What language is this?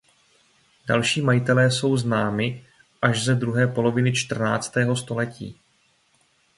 Czech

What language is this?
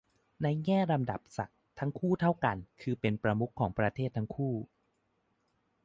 Thai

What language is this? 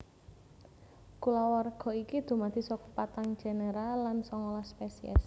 Javanese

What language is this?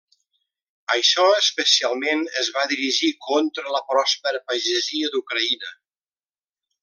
Catalan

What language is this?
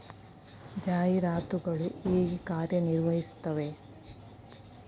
Kannada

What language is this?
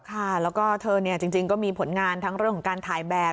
Thai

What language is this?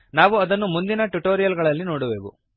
Kannada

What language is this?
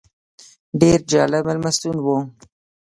Pashto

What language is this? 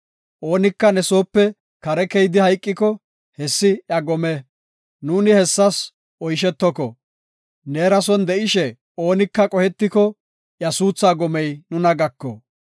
Gofa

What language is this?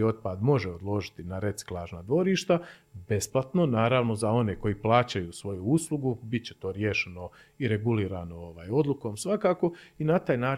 Croatian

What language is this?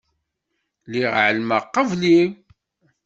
Kabyle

